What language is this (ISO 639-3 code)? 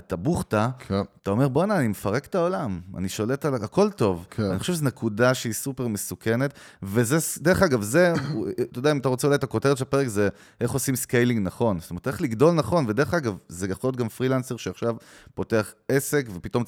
heb